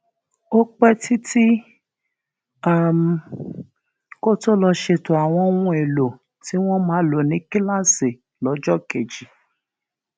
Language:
Yoruba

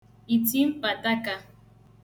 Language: Igbo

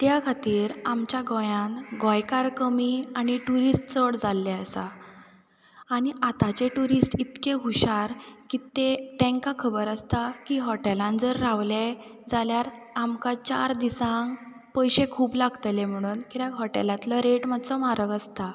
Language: Konkani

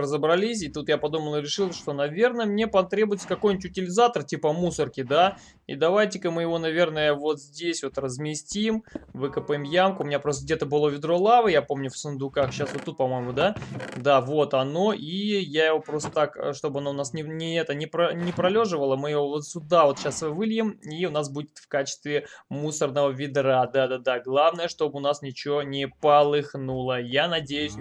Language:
Russian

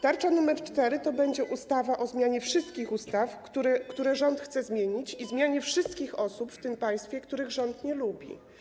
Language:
Polish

